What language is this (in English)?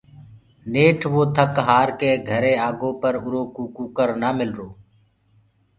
Gurgula